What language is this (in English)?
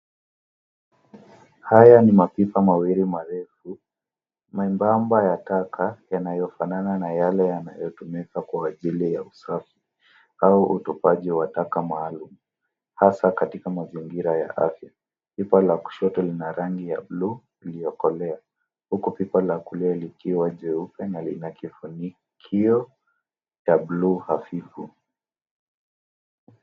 Swahili